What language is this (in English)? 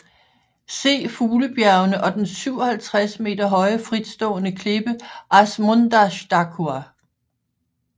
Danish